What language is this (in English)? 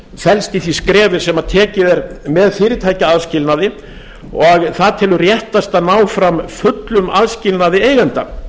Icelandic